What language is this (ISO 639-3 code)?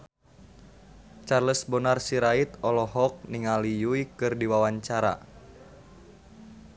sun